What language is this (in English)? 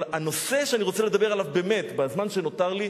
Hebrew